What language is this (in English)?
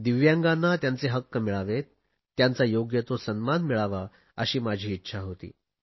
Marathi